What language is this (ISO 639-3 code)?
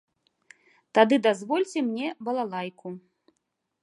bel